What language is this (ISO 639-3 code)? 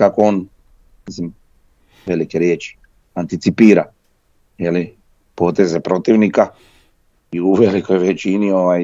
hrv